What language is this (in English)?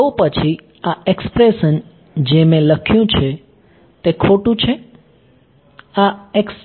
Gujarati